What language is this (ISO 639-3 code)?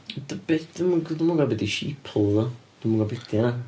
cym